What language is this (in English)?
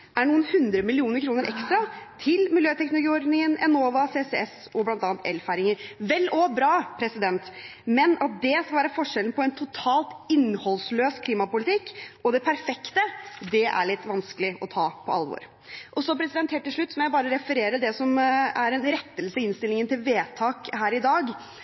Norwegian Bokmål